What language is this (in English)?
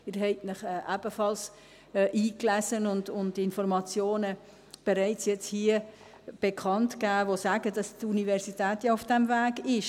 Swiss German